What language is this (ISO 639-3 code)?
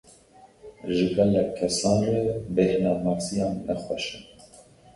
kur